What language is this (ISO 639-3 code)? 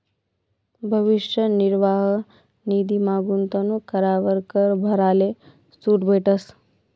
mar